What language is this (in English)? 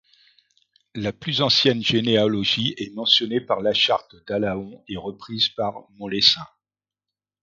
French